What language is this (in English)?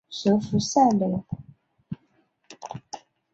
Chinese